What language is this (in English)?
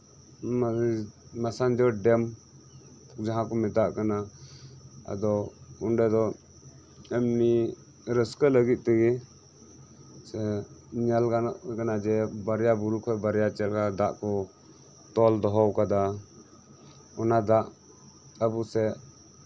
Santali